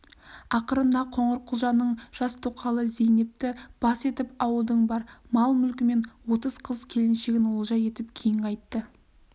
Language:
Kazakh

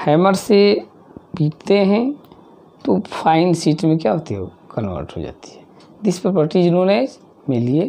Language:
Hindi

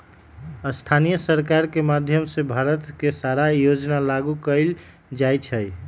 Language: Magahi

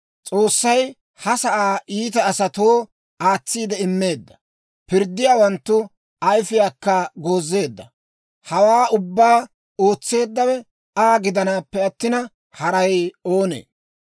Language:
Dawro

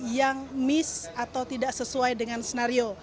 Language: Indonesian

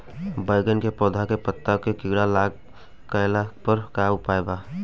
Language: Bhojpuri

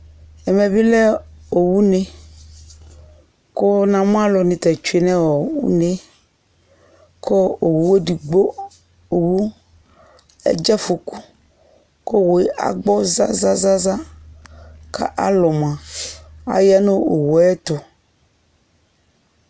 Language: Ikposo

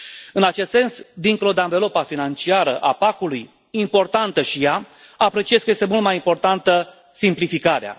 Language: Romanian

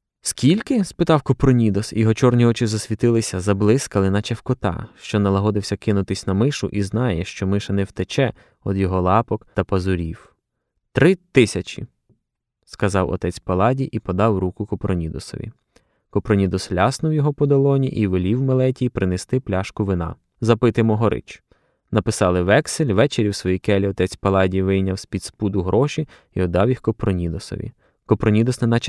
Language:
Ukrainian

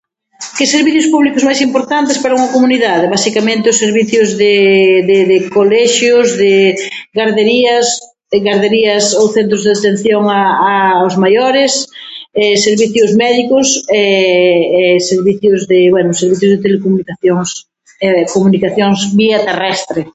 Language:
Galician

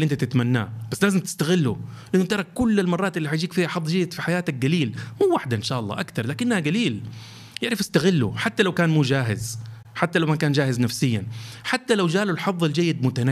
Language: Arabic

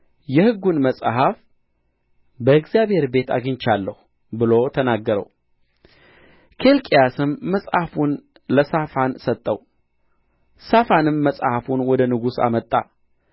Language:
Amharic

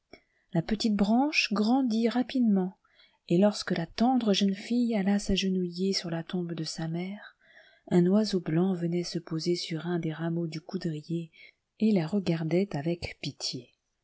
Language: French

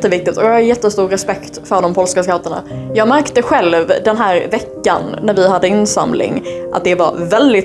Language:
Swedish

